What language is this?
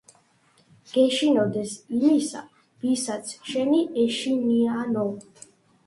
Georgian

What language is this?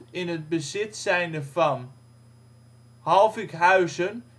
Dutch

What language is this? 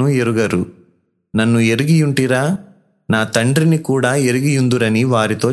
Telugu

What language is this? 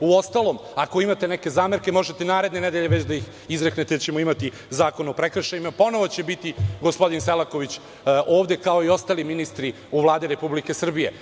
Serbian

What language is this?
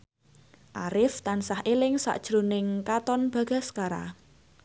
Javanese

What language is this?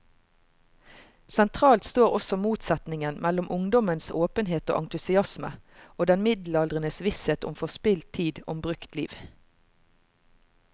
Norwegian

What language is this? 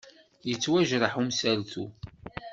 Kabyle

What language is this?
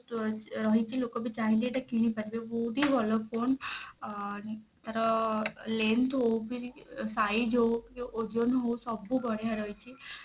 Odia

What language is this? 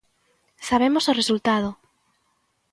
Galician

